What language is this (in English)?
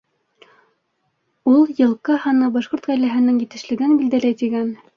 Bashkir